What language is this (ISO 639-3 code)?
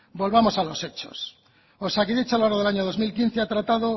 spa